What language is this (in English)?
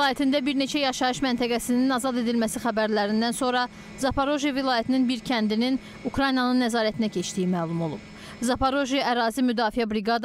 Turkish